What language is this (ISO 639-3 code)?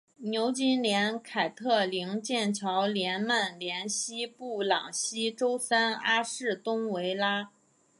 zho